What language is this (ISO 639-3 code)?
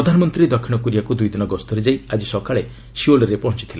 ori